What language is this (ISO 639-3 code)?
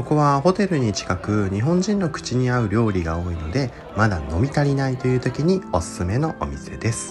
jpn